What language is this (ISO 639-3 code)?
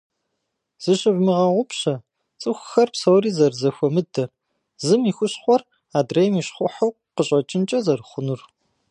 kbd